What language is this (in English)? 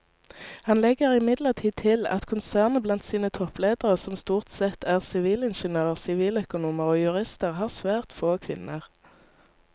Norwegian